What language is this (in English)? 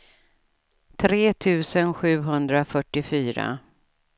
Swedish